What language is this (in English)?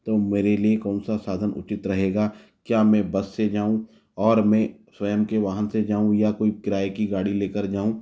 Hindi